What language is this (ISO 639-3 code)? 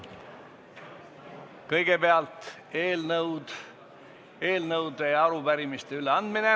est